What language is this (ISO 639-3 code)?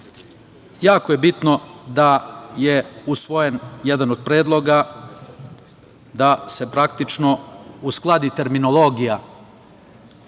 srp